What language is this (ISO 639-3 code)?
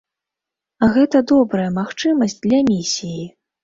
bel